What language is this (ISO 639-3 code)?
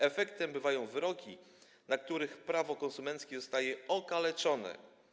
pol